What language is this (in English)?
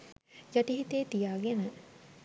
Sinhala